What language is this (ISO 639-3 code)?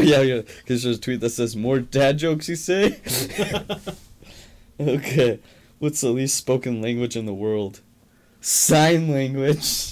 eng